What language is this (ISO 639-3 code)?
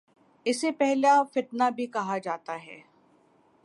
urd